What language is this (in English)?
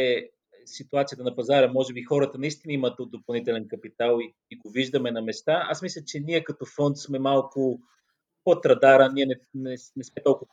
Bulgarian